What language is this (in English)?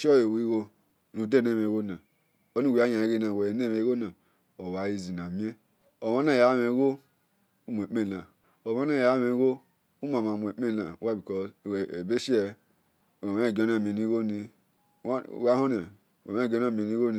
Esan